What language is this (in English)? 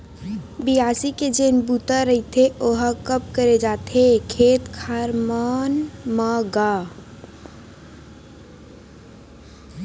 Chhattisgarhi